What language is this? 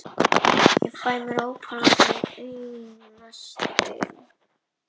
Icelandic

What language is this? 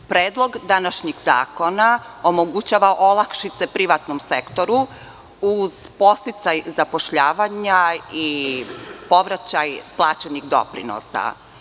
Serbian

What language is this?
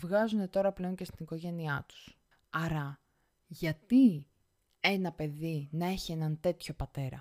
Greek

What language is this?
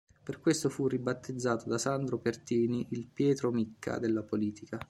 Italian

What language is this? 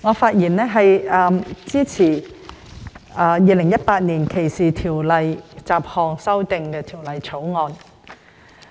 Cantonese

